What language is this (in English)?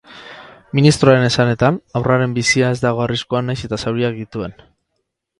Basque